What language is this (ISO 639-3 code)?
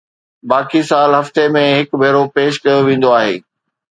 snd